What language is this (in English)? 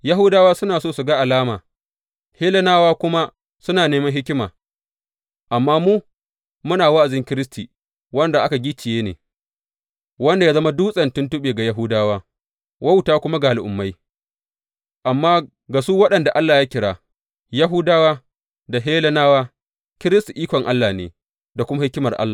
Hausa